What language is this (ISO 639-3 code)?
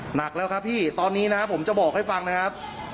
tha